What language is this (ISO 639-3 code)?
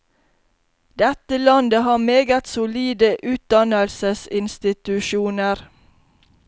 nor